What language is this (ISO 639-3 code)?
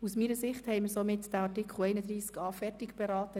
gsw